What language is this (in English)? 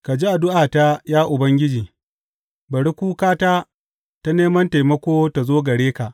Hausa